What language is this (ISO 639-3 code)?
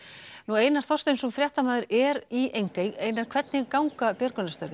isl